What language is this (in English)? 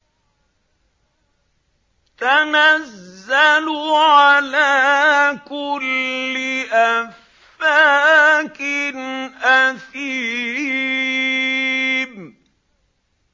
Arabic